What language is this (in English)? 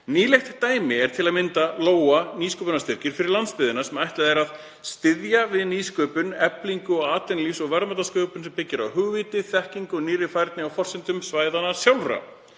Icelandic